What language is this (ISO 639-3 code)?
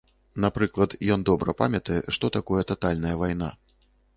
bel